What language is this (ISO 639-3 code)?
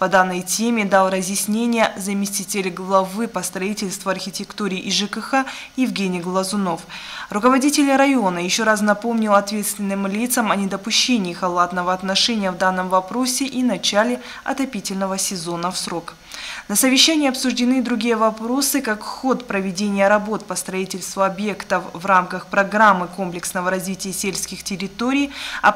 rus